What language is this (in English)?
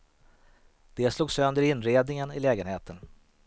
Swedish